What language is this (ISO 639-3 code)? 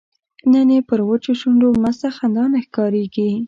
pus